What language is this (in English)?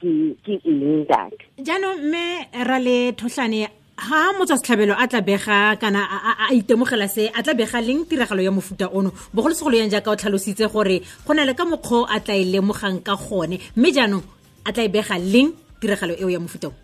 Swahili